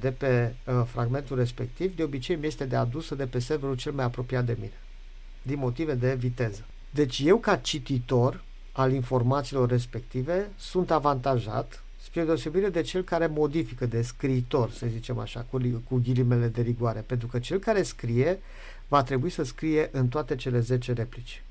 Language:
Romanian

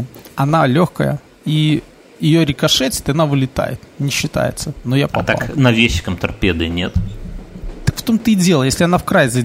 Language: Russian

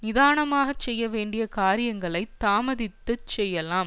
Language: Tamil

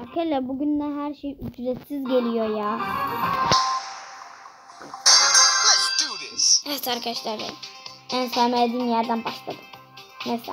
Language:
Turkish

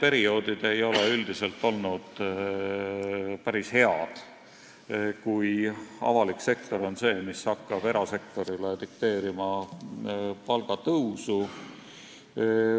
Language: Estonian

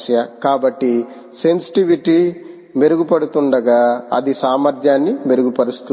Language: Telugu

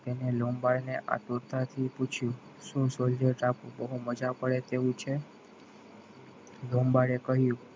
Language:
Gujarati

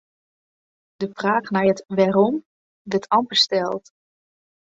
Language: Western Frisian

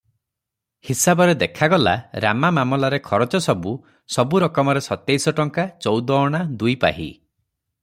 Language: Odia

